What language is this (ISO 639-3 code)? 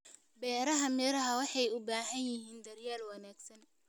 som